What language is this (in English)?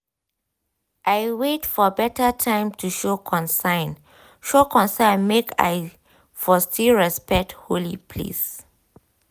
Nigerian Pidgin